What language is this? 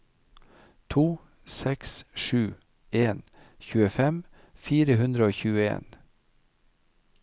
Norwegian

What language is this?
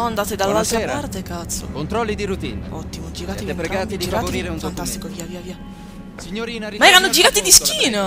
Italian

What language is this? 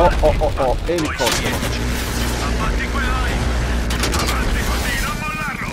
Italian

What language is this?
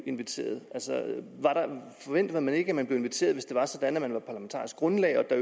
Danish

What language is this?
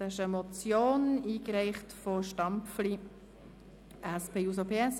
Swiss German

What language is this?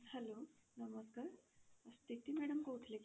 Odia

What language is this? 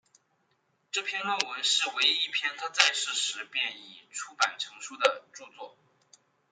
Chinese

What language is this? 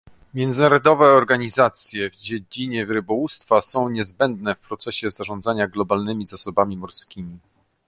Polish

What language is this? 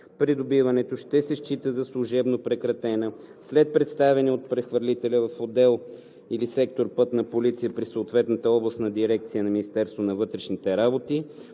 Bulgarian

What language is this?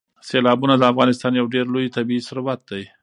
Pashto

